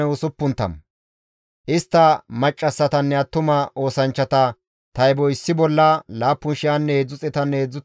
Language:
Gamo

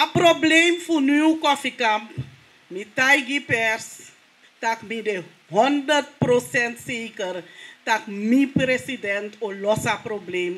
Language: Dutch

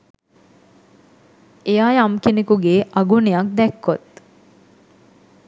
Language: Sinhala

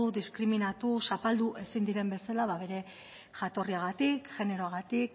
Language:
Basque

